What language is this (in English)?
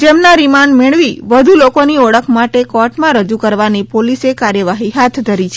Gujarati